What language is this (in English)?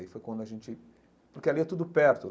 Portuguese